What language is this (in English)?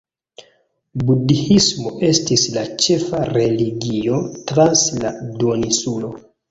Esperanto